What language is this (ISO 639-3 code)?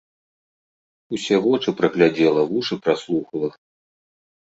bel